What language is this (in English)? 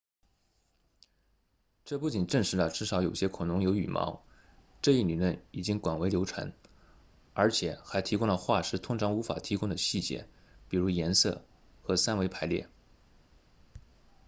Chinese